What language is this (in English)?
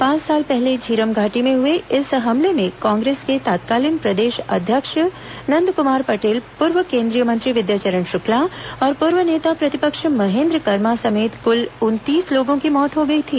Hindi